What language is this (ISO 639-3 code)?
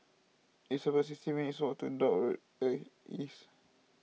eng